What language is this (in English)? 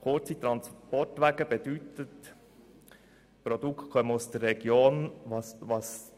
Swiss German